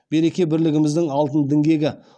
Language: Kazakh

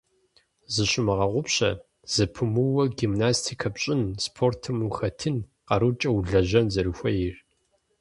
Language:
Kabardian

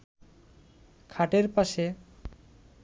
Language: Bangla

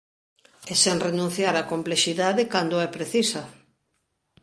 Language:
Galician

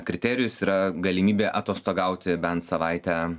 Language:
Lithuanian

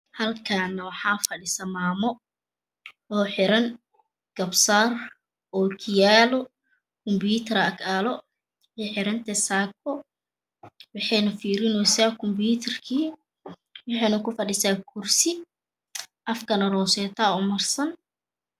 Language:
Somali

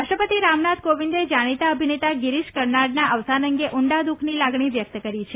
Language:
Gujarati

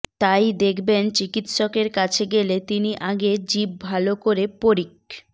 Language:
Bangla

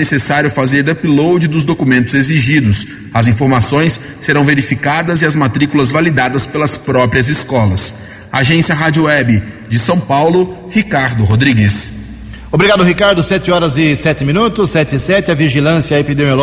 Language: Portuguese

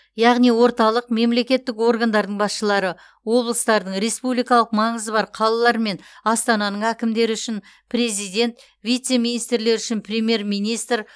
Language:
Kazakh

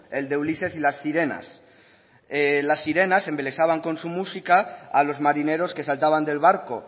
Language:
Spanish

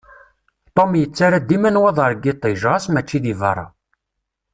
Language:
Kabyle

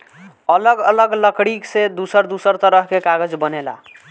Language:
Bhojpuri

